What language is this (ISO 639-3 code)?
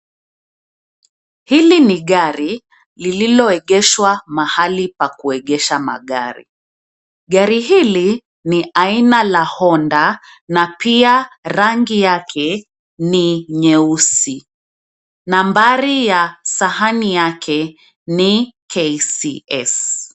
swa